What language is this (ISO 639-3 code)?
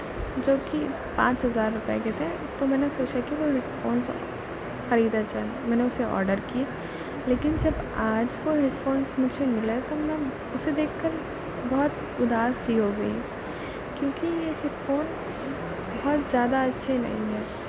urd